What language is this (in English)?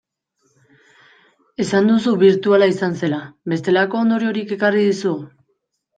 Basque